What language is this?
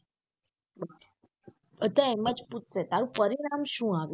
Gujarati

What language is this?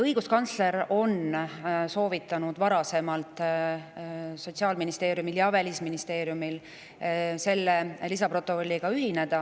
Estonian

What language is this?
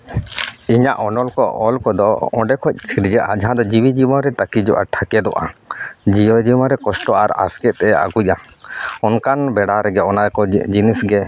Santali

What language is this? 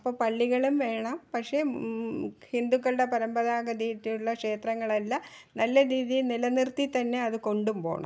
Malayalam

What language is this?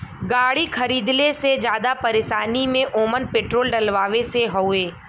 Bhojpuri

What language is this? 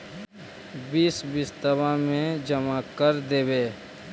Magahi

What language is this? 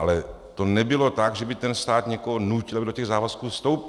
Czech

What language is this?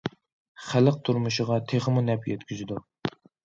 Uyghur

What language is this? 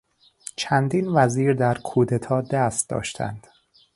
Persian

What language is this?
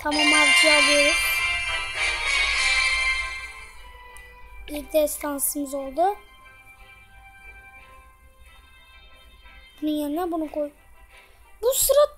Turkish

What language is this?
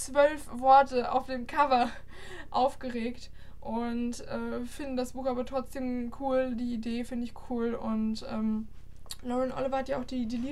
German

